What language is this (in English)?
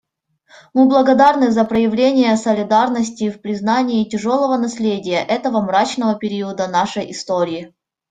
Russian